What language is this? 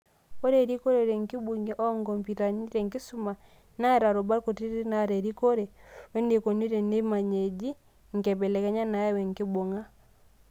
Masai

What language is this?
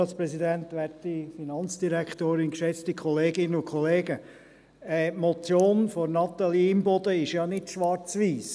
Swiss German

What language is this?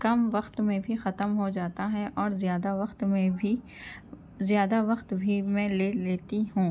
Urdu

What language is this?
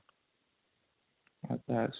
Odia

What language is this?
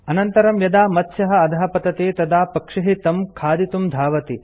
Sanskrit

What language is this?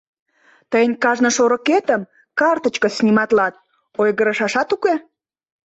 Mari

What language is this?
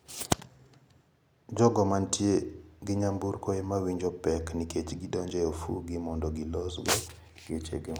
Luo (Kenya and Tanzania)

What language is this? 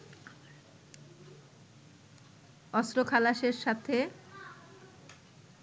Bangla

